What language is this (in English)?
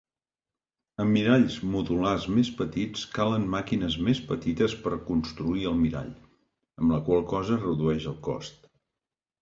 Catalan